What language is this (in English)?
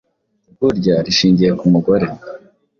Kinyarwanda